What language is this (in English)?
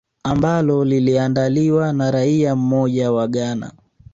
Swahili